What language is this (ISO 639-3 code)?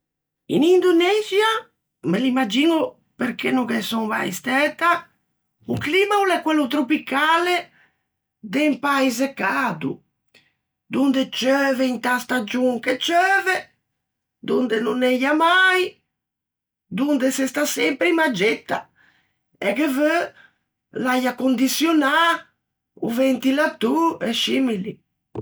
lij